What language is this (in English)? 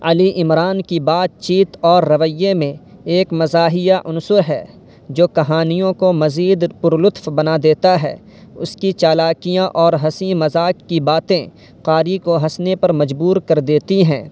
Urdu